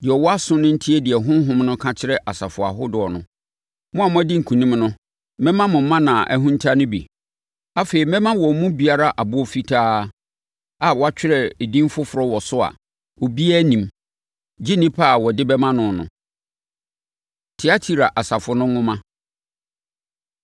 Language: Akan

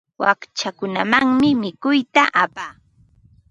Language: Ambo-Pasco Quechua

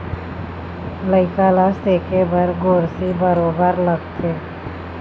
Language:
Chhattisgarhi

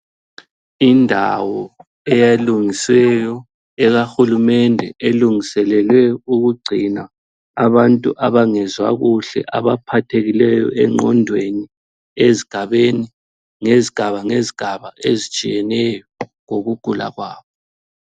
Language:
North Ndebele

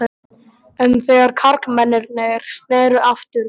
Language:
Icelandic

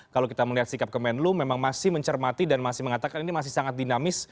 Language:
Indonesian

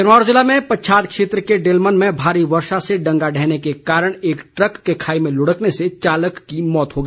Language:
Hindi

